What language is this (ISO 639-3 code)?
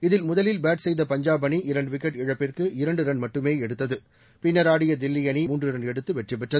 tam